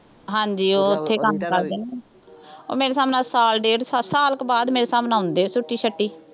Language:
Punjabi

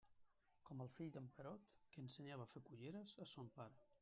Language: Catalan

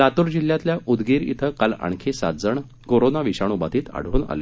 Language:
Marathi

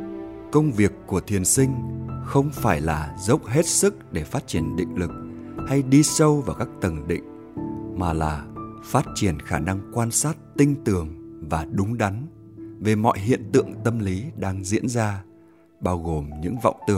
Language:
Vietnamese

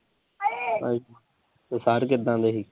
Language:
Punjabi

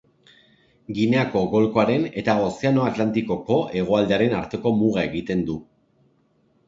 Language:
Basque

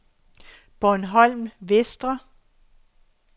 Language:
Danish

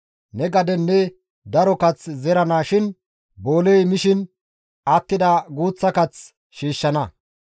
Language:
Gamo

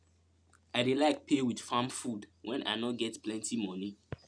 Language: Nigerian Pidgin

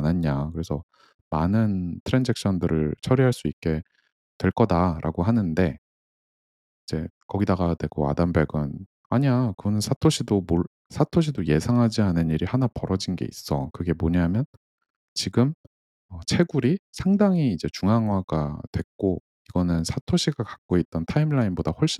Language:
Korean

